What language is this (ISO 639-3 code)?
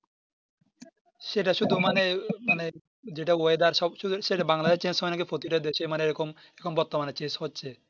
ben